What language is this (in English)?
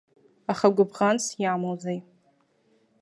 Abkhazian